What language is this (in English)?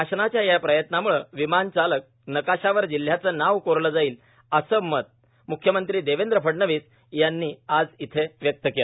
Marathi